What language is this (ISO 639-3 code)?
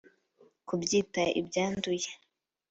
kin